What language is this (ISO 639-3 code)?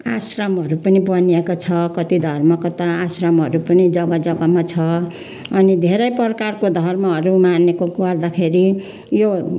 nep